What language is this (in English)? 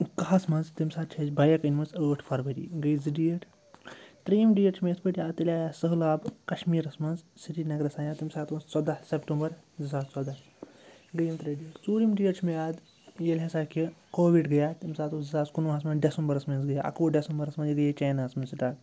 Kashmiri